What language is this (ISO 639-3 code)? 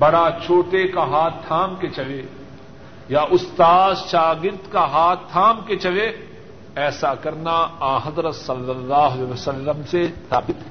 urd